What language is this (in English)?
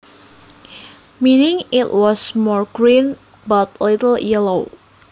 Javanese